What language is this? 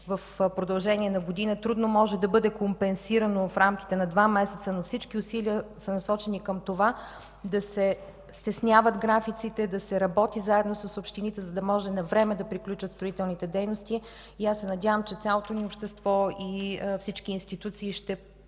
Bulgarian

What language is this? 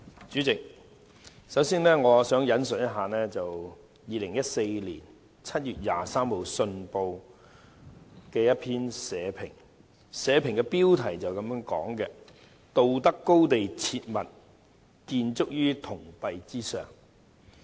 Cantonese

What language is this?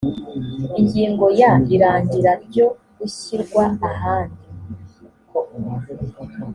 Kinyarwanda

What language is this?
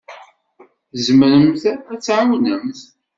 Kabyle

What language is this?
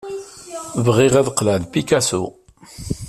Kabyle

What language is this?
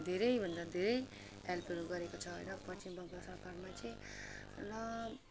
Nepali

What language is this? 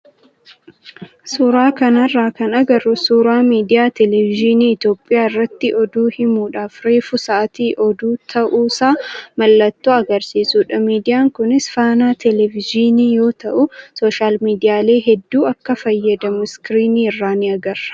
Oromo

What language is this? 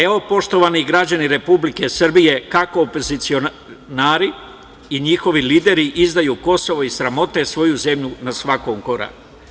Serbian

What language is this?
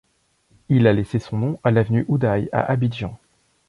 French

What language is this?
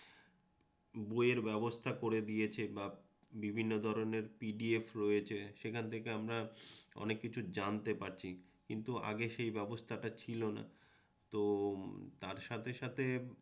Bangla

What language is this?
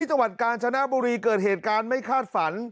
Thai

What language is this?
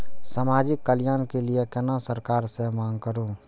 Maithili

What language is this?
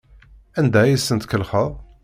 Kabyle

